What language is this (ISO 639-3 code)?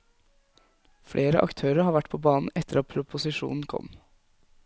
nor